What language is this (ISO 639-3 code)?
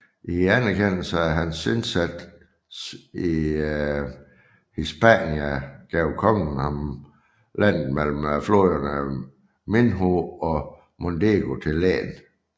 dan